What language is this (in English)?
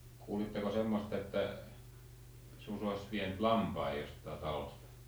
Finnish